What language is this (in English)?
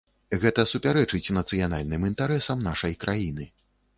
Belarusian